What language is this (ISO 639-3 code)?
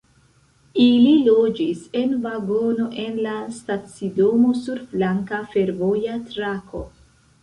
epo